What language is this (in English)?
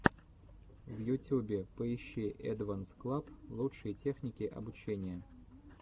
Russian